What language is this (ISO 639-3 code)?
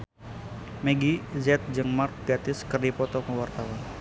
sun